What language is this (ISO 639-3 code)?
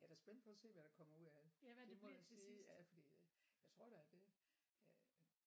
dan